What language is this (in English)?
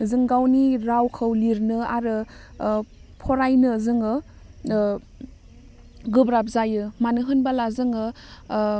Bodo